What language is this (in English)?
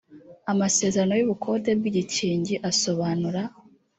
Kinyarwanda